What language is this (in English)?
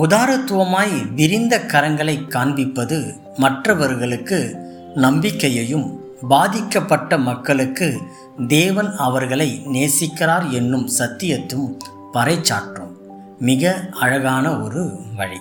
Tamil